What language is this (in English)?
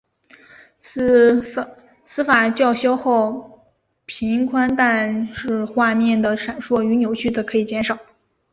Chinese